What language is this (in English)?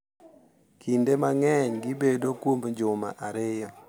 Luo (Kenya and Tanzania)